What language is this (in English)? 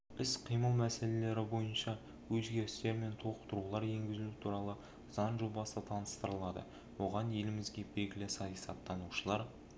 Kazakh